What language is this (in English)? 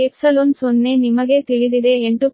Kannada